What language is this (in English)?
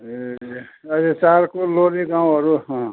Nepali